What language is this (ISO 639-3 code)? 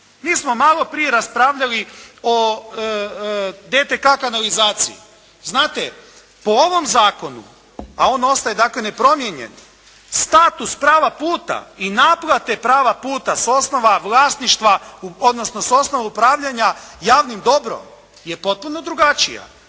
hrv